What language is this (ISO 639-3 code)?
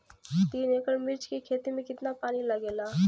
bho